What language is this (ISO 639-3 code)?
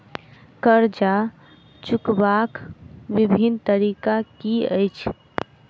mai